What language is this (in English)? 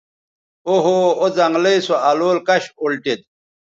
Bateri